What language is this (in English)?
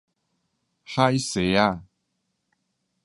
Min Nan Chinese